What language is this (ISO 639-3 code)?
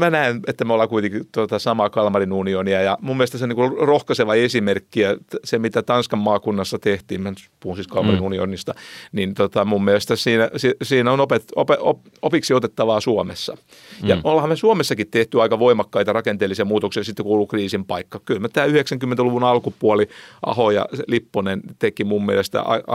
fin